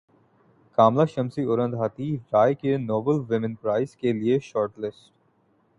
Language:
Urdu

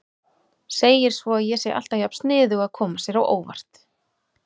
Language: Icelandic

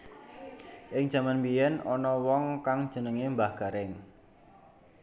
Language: Javanese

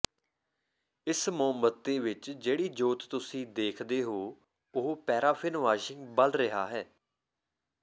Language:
Punjabi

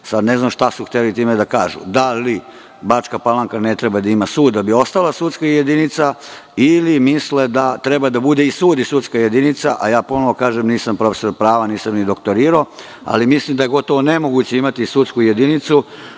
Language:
Serbian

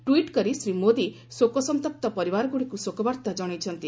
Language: Odia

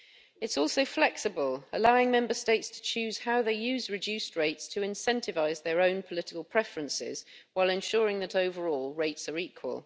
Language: English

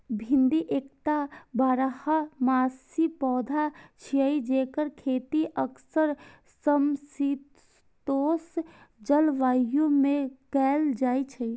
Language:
Maithili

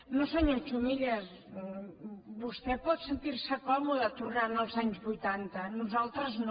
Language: Catalan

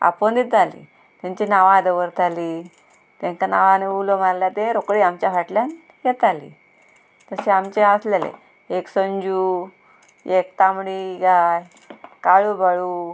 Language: Konkani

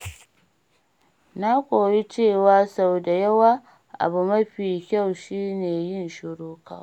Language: Hausa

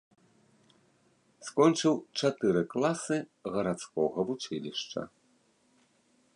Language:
Belarusian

